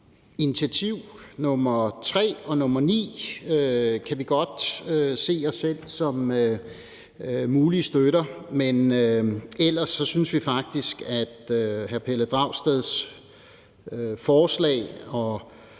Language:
Danish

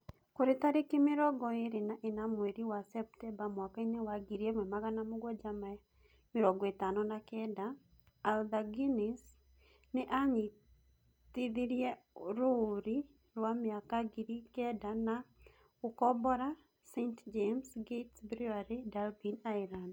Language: Kikuyu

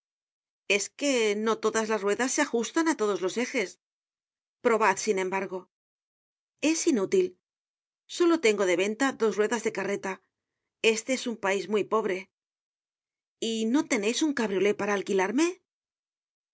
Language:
Spanish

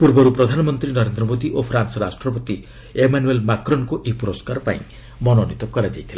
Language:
Odia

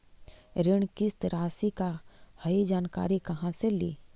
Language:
Magahi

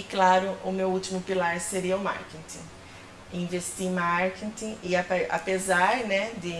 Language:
Portuguese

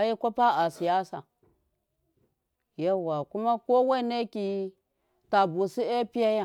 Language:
Miya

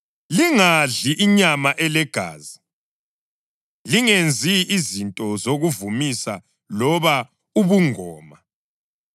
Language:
North Ndebele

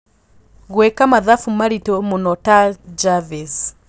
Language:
Kikuyu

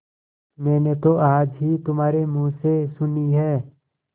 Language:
Hindi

